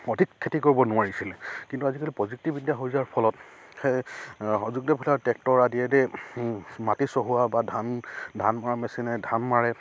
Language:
Assamese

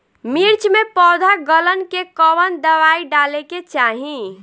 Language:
Bhojpuri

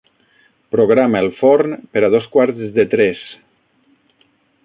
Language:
Catalan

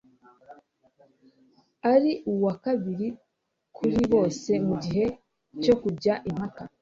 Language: Kinyarwanda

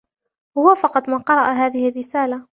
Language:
Arabic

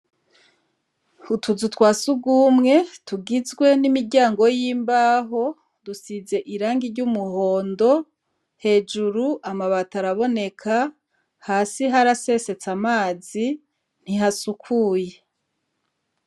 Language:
Rundi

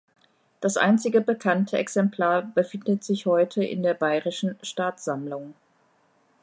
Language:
German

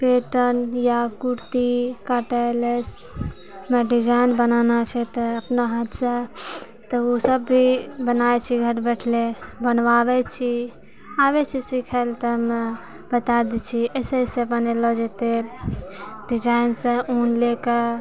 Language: Maithili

